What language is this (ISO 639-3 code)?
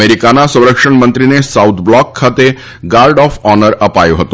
guj